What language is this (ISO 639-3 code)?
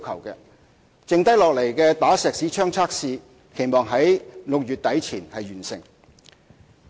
yue